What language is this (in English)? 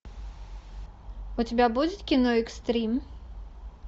Russian